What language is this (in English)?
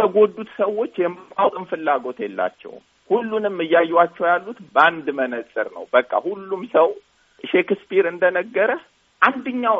Amharic